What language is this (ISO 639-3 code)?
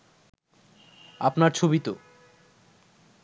ben